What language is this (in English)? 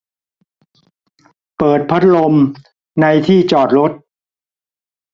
Thai